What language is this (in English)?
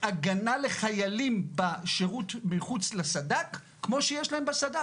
Hebrew